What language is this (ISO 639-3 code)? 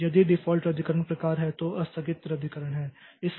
hin